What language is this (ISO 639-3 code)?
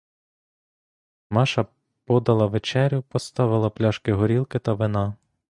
ukr